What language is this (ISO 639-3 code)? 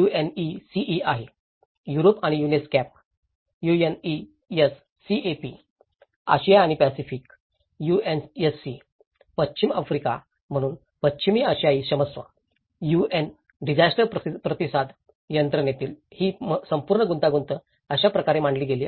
mar